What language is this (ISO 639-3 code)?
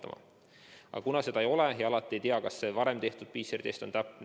est